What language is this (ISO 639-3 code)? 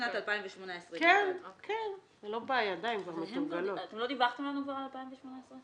heb